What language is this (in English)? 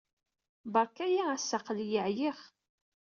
Kabyle